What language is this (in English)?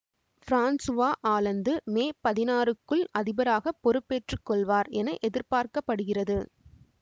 Tamil